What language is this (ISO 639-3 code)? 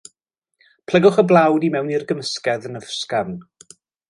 cym